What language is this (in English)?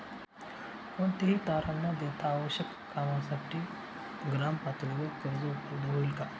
Marathi